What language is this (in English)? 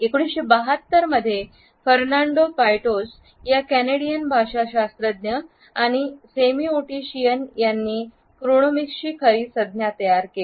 Marathi